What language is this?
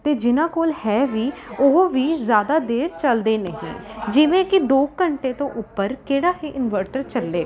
Punjabi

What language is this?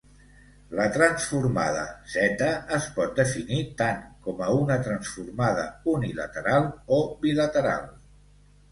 Catalan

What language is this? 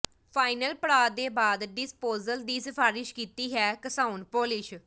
Punjabi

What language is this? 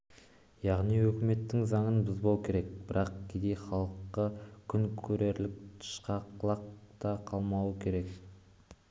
Kazakh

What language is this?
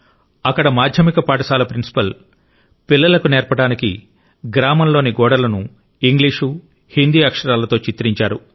Telugu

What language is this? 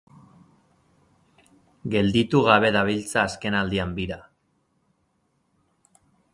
Basque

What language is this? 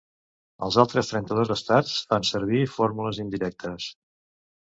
Catalan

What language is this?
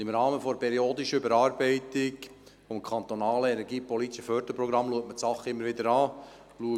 Swiss German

